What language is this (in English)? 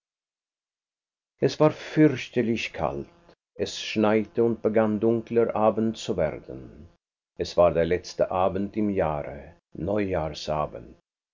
German